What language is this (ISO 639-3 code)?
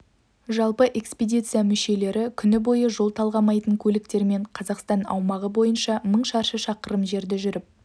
kaz